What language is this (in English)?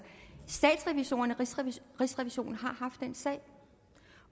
Danish